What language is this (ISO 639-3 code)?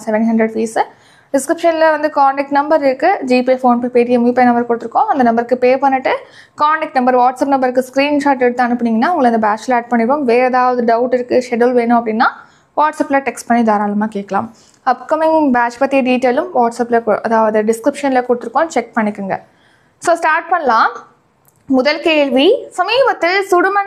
tam